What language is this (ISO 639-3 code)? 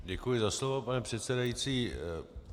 ces